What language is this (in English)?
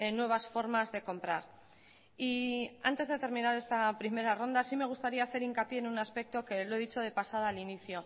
Spanish